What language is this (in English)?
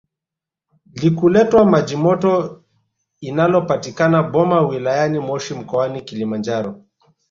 Swahili